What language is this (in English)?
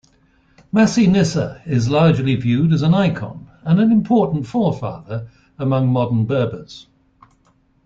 English